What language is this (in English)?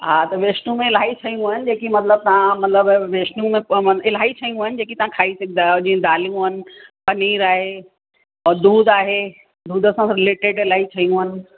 Sindhi